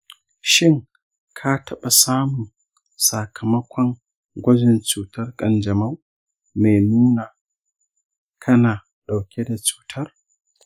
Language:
Hausa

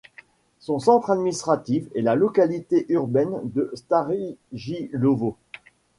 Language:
French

